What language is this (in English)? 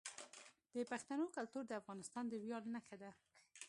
Pashto